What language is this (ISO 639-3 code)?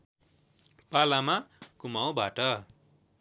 nep